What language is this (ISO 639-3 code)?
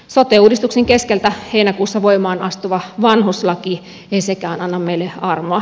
fin